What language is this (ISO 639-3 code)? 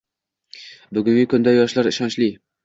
uzb